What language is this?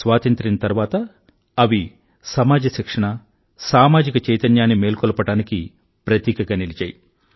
Telugu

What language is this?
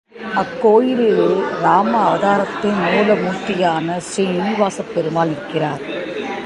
Tamil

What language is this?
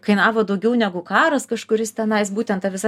Lithuanian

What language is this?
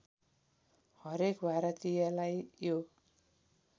Nepali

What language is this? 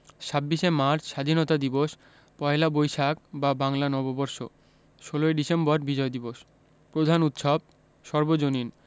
Bangla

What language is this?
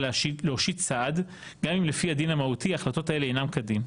Hebrew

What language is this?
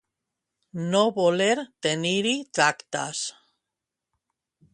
Catalan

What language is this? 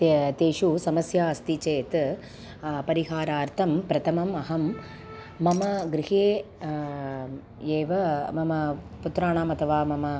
Sanskrit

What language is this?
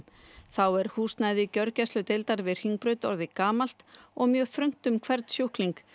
Icelandic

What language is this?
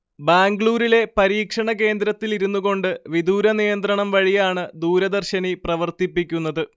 Malayalam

